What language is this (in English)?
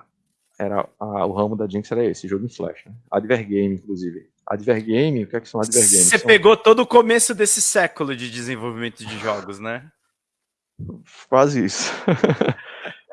Portuguese